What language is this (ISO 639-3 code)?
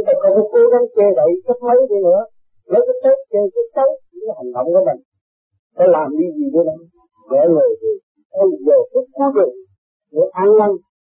vie